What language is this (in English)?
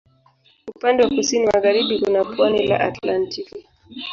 Swahili